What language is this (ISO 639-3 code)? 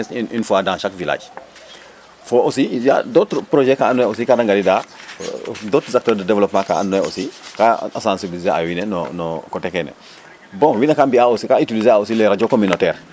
srr